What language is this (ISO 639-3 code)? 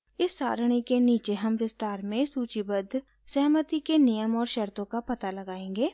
hin